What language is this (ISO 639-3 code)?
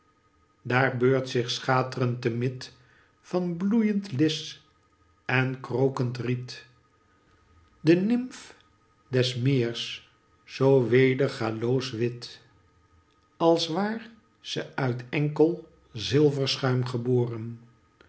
nld